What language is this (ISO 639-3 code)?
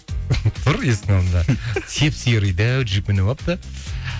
kaz